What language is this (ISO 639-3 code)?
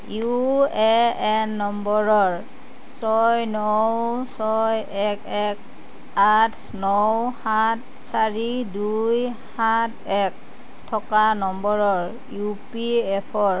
asm